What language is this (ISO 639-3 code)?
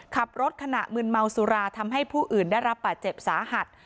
tha